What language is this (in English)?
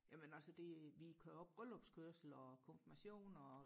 Danish